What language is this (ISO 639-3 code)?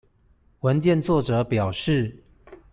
zho